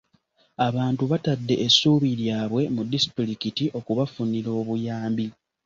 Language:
Ganda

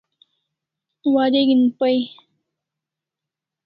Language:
Kalasha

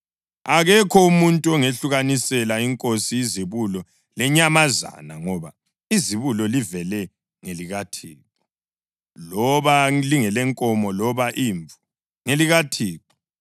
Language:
North Ndebele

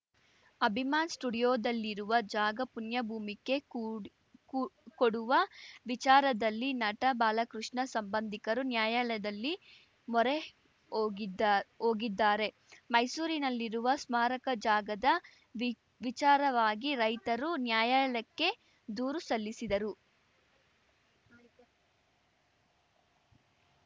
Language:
Kannada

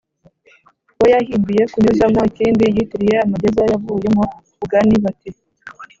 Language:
Kinyarwanda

